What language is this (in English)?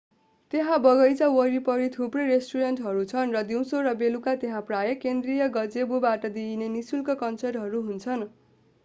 Nepali